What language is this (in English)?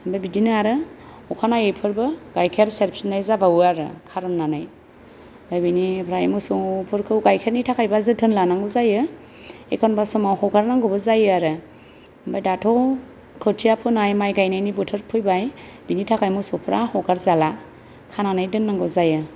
Bodo